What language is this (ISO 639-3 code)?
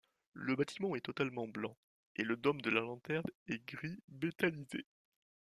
fra